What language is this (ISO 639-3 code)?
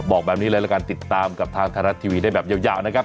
tha